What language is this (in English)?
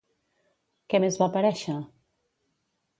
Catalan